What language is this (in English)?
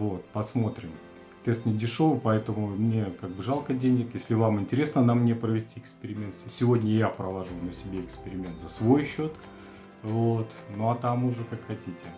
Russian